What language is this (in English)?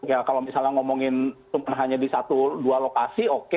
Indonesian